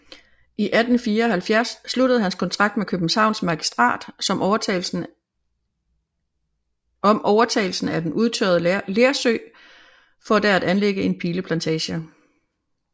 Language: Danish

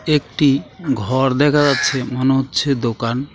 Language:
Bangla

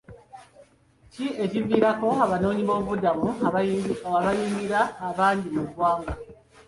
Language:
Ganda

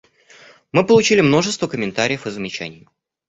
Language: Russian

